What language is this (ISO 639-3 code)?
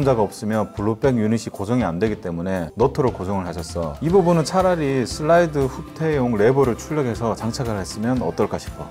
kor